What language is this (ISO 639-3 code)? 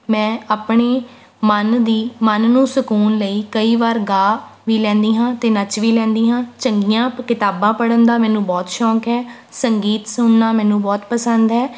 pan